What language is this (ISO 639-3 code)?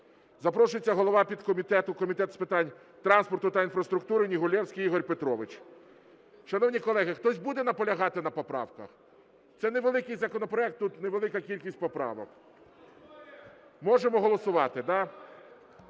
ukr